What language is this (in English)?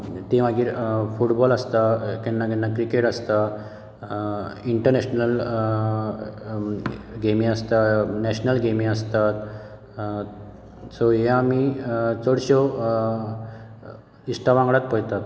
Konkani